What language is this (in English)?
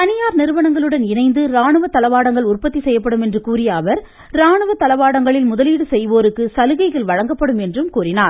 Tamil